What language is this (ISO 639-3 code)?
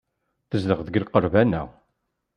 kab